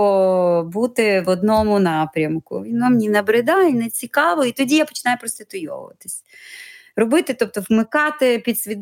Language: Ukrainian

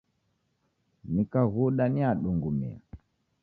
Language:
Taita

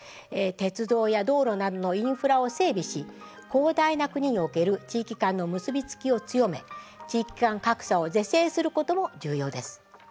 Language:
Japanese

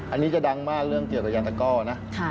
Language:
Thai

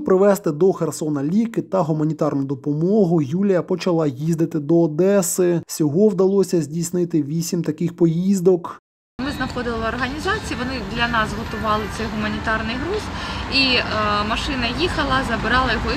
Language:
Ukrainian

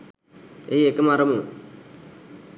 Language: Sinhala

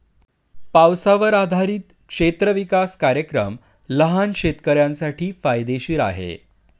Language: Marathi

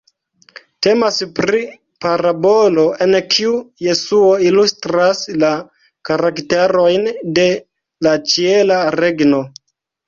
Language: Esperanto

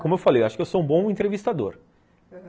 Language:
Portuguese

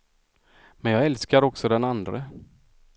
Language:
Swedish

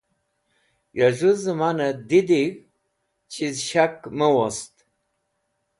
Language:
Wakhi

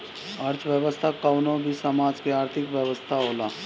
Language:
Bhojpuri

